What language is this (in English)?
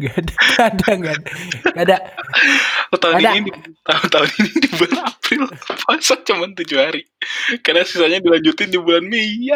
Indonesian